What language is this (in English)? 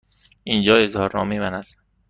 Persian